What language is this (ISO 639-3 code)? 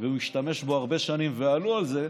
heb